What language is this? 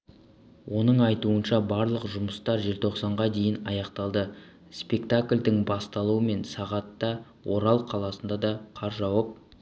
Kazakh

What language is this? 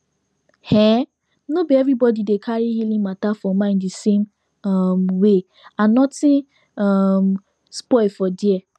Nigerian Pidgin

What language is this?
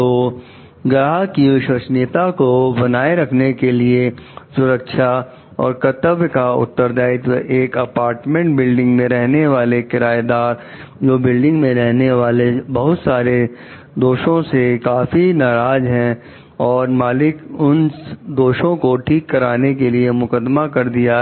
Hindi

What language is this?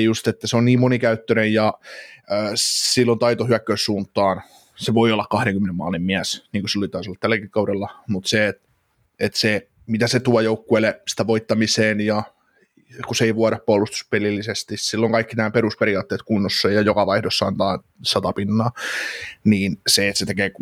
Finnish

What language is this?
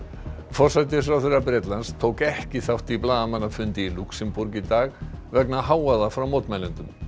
Icelandic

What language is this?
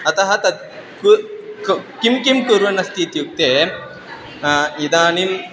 Sanskrit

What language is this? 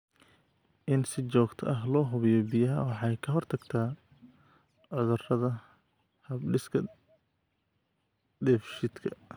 Somali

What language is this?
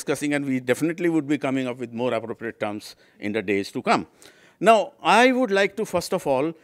English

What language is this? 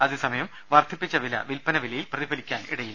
Malayalam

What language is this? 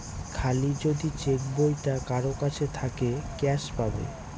Bangla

